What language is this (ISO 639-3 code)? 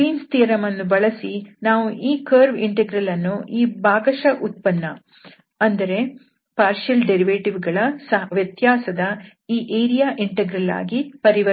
kan